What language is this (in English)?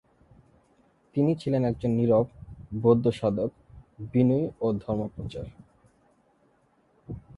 Bangla